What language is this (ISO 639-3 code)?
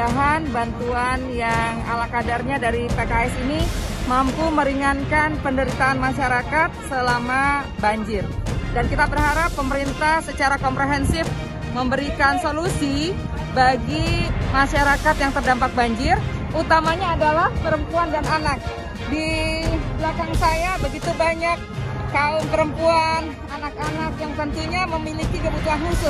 ind